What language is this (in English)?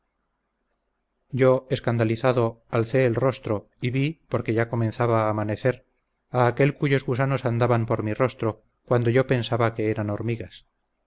Spanish